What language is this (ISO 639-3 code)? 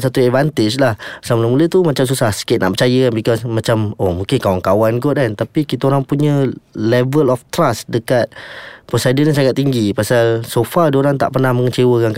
msa